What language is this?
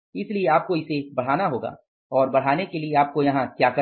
Hindi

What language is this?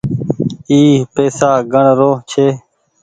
Goaria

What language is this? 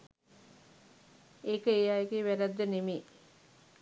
Sinhala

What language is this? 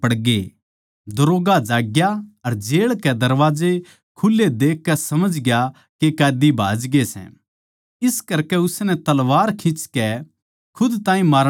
Haryanvi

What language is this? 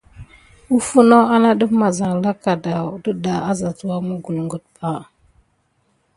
Gidar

